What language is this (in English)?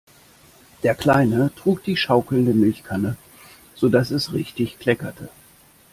German